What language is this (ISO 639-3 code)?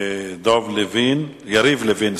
heb